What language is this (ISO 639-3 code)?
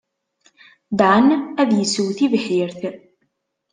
kab